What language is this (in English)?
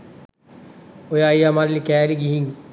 Sinhala